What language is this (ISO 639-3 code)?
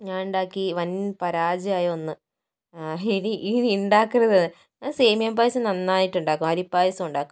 mal